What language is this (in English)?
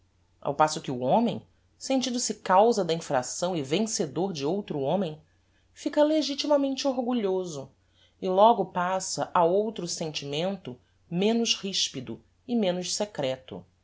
Portuguese